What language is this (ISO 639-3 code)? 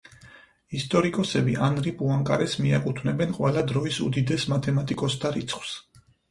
kat